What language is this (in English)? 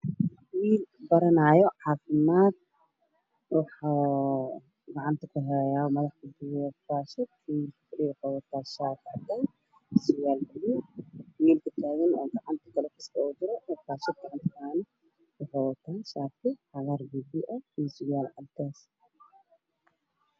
Somali